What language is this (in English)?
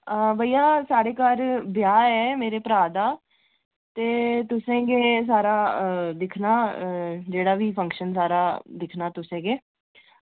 Dogri